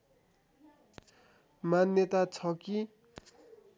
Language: Nepali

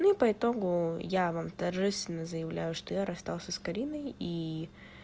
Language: Russian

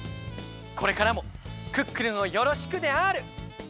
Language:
Japanese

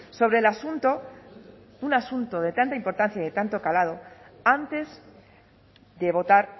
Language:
Spanish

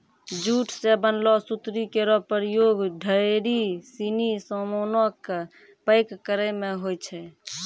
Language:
Maithili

